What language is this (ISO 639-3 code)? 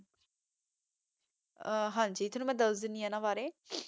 pan